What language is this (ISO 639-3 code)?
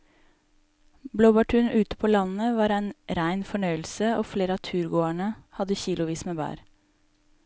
nor